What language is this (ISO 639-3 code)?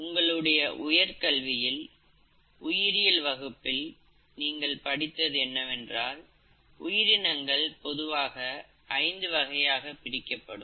tam